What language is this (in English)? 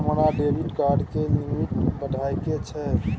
Maithili